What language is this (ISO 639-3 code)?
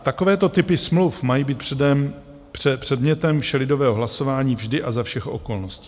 ces